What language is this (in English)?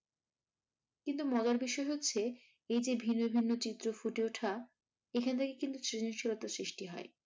Bangla